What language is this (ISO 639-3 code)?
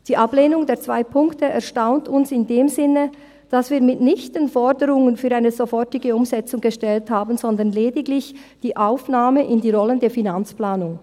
gsw